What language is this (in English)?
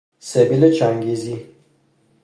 Persian